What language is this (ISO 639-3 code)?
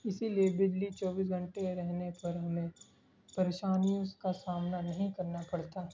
urd